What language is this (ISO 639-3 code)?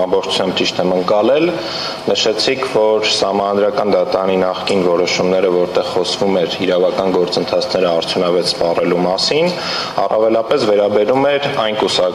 ron